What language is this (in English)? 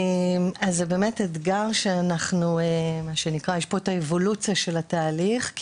Hebrew